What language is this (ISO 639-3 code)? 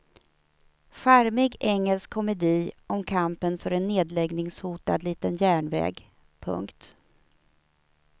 swe